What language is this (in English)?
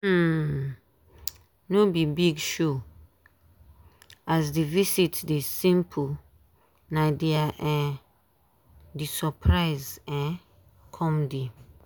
Nigerian Pidgin